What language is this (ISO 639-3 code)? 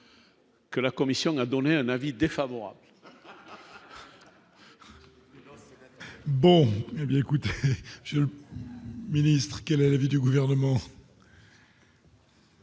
fra